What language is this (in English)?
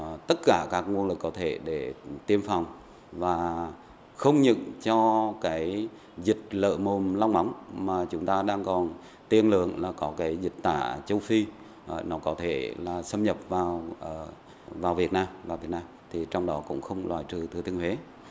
Vietnamese